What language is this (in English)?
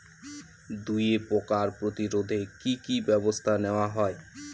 Bangla